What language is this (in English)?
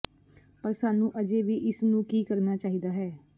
Punjabi